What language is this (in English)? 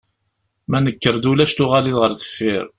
Kabyle